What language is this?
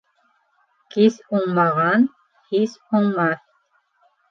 Bashkir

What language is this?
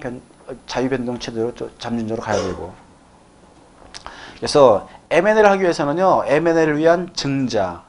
Korean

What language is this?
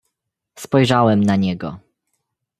Polish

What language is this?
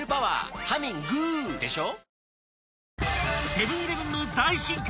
Japanese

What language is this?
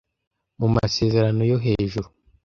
Kinyarwanda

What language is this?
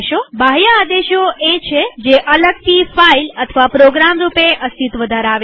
Gujarati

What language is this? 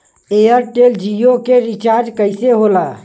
Bhojpuri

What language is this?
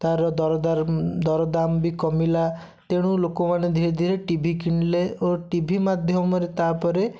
Odia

